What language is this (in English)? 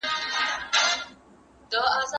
Pashto